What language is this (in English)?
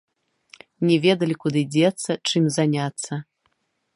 Belarusian